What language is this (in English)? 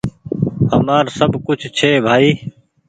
Goaria